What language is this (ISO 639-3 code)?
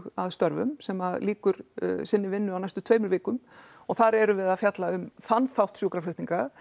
isl